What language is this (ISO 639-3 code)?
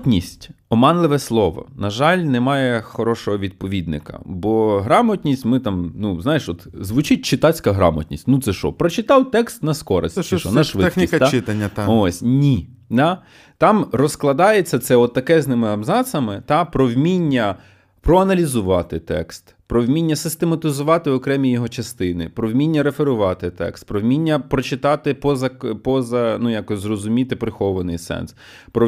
ukr